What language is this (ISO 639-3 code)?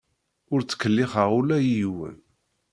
kab